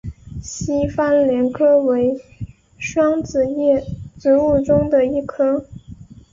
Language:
Chinese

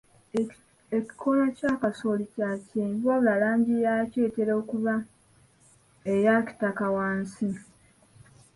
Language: Ganda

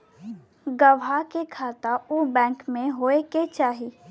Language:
Bhojpuri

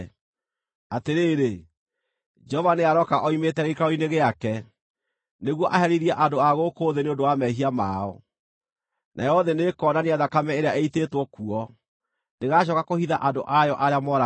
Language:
Kikuyu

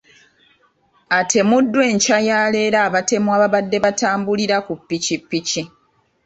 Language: Ganda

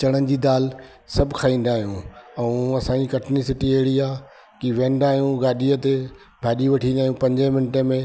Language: Sindhi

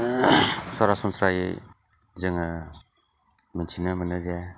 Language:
Bodo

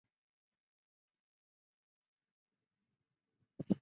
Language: Chinese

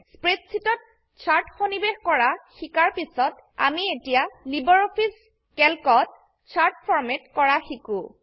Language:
Assamese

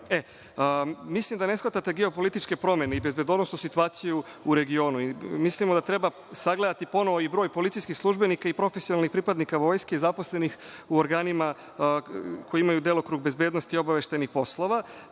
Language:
Serbian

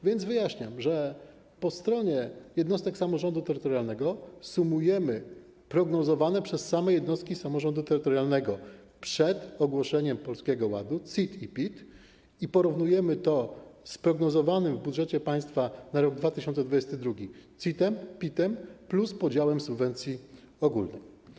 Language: Polish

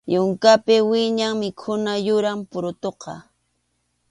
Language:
Arequipa-La Unión Quechua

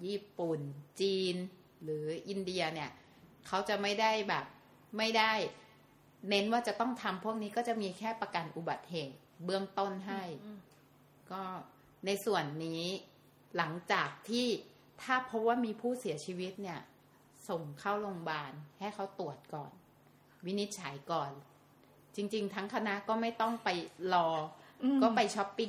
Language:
Thai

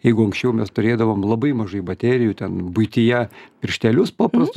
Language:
Lithuanian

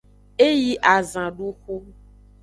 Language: Aja (Benin)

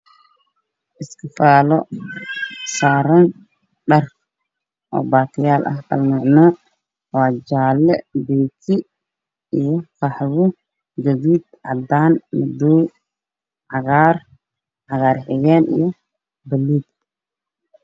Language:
Somali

